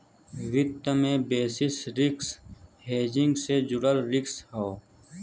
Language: Bhojpuri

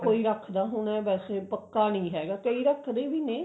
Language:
Punjabi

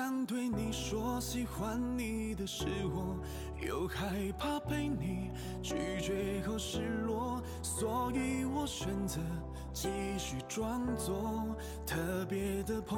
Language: Chinese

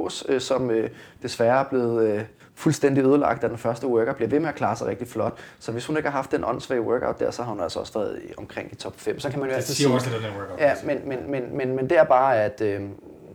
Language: Danish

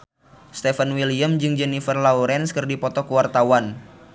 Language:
Sundanese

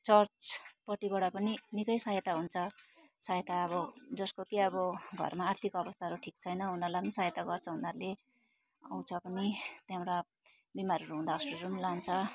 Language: Nepali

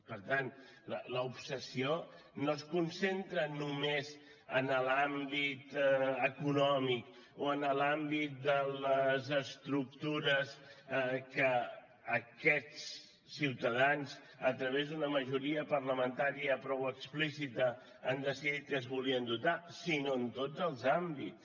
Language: Catalan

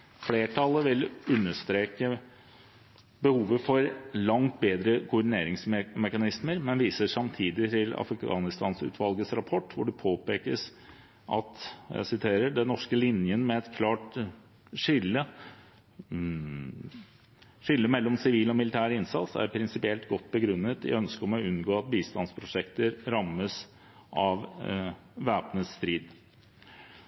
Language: Norwegian Bokmål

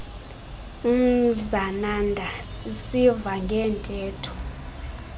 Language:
Xhosa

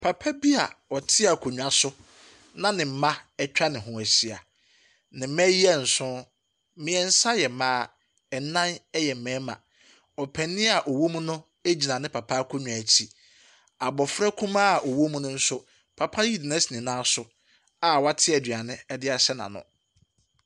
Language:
Akan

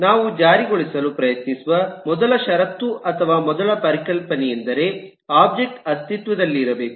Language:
Kannada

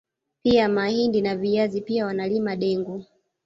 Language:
Swahili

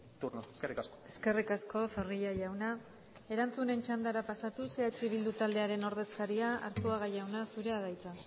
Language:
Basque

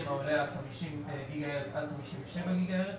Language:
Hebrew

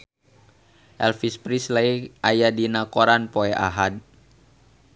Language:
Sundanese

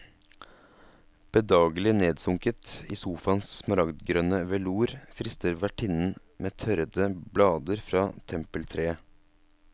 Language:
Norwegian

